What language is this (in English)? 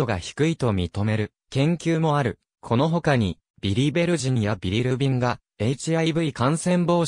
Japanese